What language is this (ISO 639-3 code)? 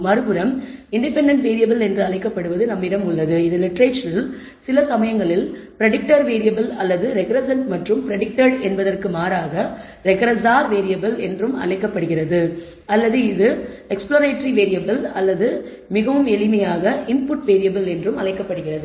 tam